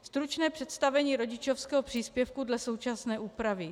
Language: Czech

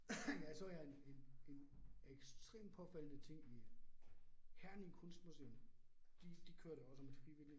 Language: Danish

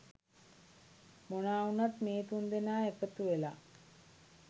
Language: Sinhala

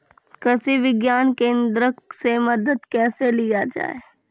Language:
Maithili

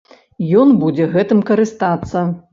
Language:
Belarusian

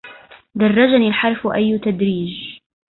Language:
Arabic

